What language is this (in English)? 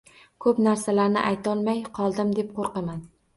Uzbek